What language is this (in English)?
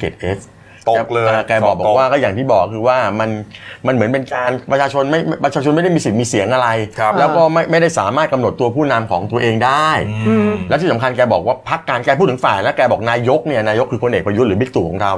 Thai